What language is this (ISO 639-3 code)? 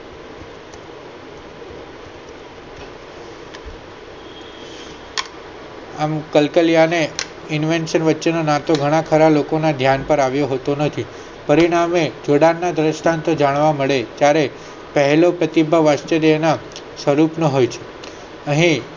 guj